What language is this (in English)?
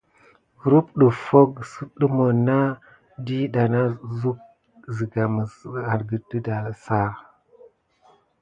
Gidar